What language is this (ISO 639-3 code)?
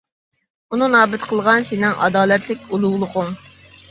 uig